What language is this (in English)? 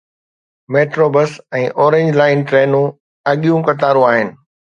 Sindhi